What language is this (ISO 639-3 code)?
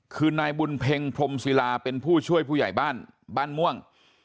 tha